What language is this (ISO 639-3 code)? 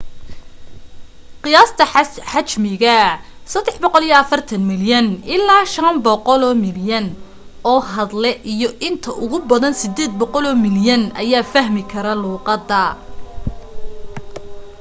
som